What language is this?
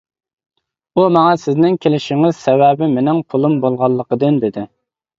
Uyghur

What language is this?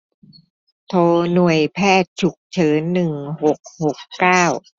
Thai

